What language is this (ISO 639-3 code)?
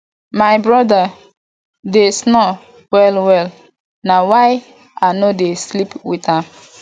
pcm